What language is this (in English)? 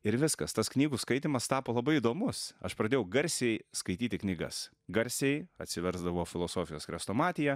Lithuanian